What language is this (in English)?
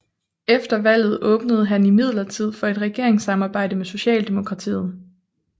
Danish